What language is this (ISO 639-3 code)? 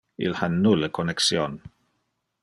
ina